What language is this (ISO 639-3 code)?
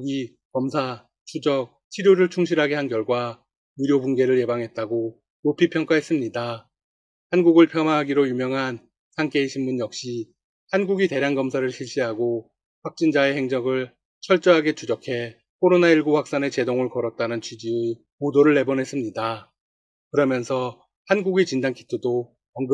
kor